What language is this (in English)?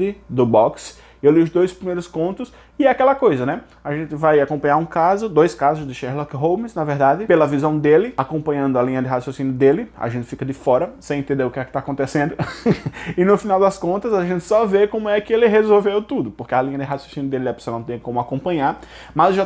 Portuguese